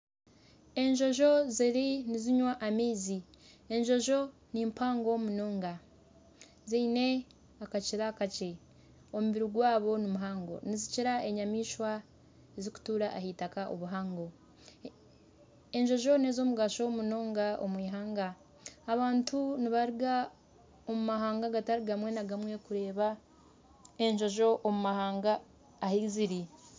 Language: Nyankole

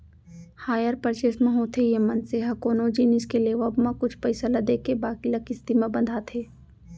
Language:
Chhattisgarhi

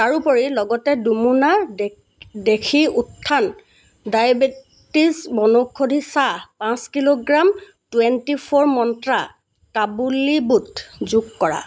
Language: Assamese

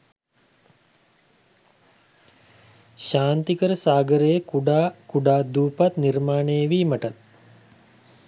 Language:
Sinhala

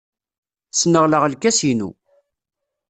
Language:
Kabyle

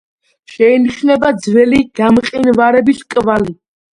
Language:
Georgian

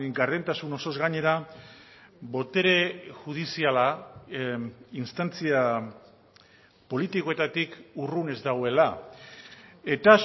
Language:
Basque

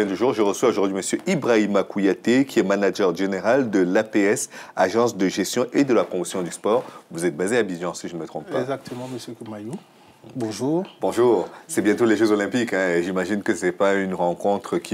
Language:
French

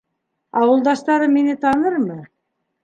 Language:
Bashkir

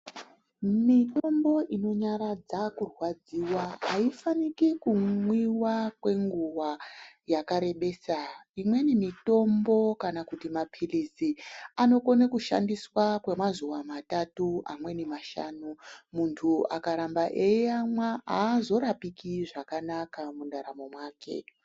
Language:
Ndau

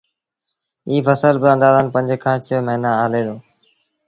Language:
Sindhi Bhil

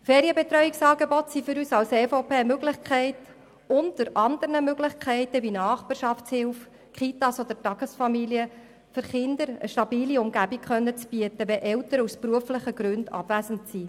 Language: Swiss German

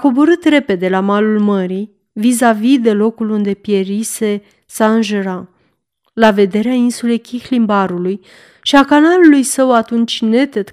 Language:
Romanian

